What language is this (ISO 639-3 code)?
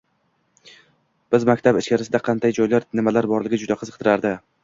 uzb